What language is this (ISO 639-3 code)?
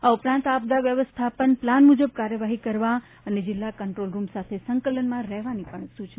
guj